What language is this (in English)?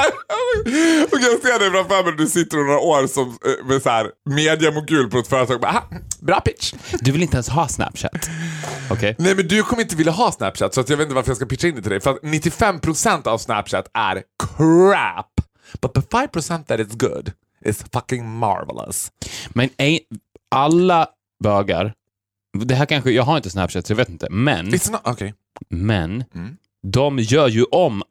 Swedish